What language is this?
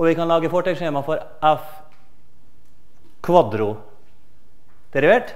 Norwegian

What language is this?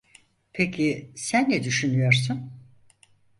Turkish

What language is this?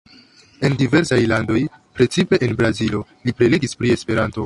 Esperanto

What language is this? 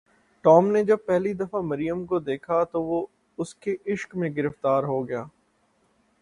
Urdu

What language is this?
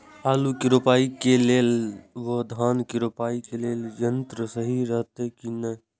Maithili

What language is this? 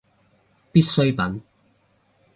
Cantonese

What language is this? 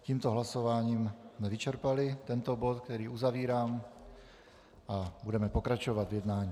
Czech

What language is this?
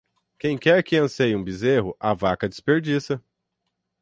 Portuguese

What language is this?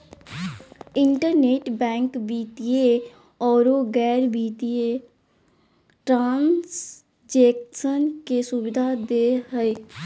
Magahi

